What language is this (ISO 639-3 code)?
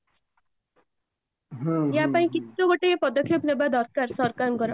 ori